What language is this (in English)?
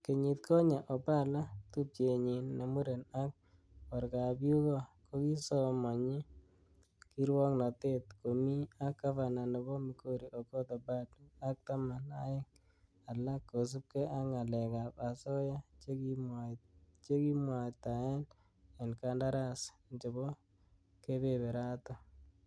Kalenjin